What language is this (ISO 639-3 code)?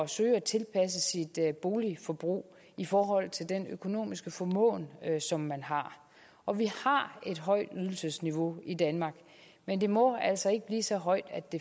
dan